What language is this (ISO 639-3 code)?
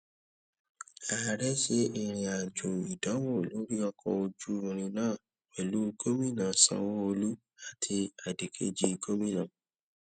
yor